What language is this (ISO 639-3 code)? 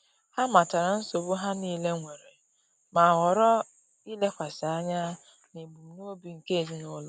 ibo